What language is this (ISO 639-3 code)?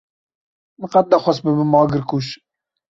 kur